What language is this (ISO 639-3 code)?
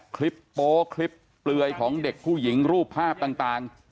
tha